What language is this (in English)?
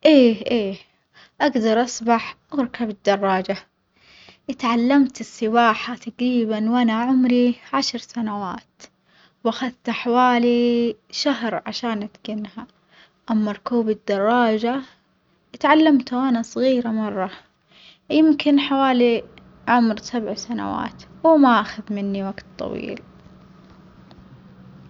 Omani Arabic